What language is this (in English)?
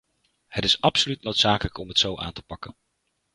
Dutch